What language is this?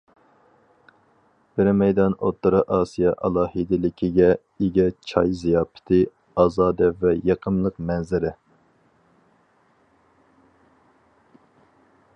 Uyghur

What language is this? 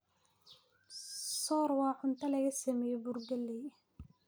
Somali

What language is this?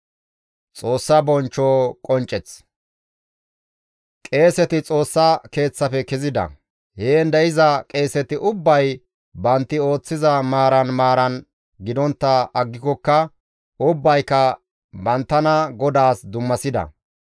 Gamo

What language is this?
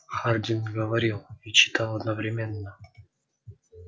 Russian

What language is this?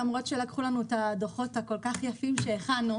Hebrew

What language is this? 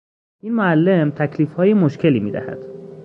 Persian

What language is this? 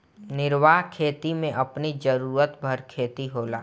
Bhojpuri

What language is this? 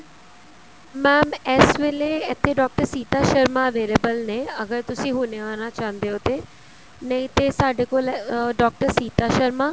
Punjabi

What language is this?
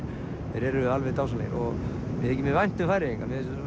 Icelandic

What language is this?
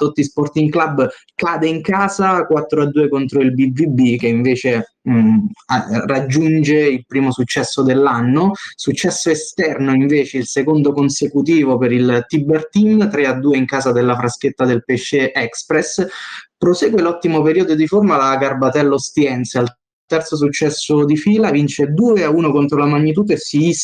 Italian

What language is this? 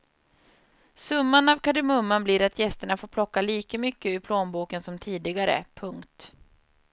Swedish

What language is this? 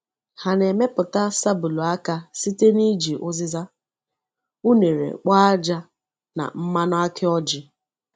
Igbo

